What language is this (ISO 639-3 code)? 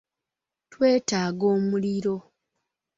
lug